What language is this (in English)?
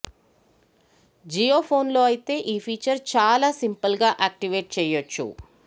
Telugu